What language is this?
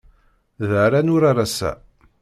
Kabyle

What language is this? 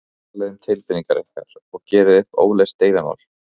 Icelandic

